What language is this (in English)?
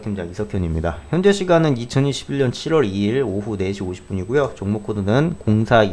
Korean